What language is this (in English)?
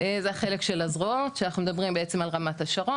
Hebrew